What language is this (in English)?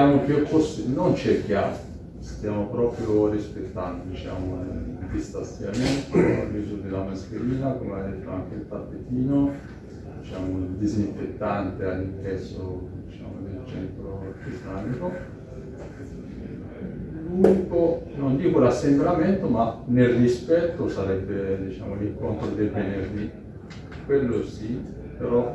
Italian